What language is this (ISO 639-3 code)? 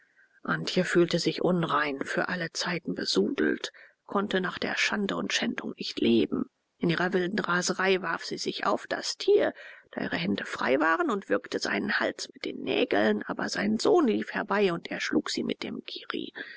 deu